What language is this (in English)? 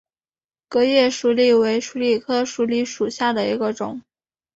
Chinese